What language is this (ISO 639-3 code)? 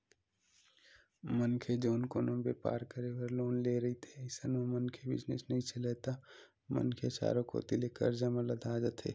hne